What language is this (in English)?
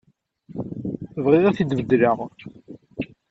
Kabyle